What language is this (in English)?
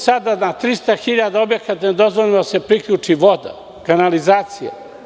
Serbian